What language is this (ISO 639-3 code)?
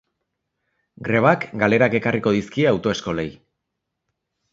eus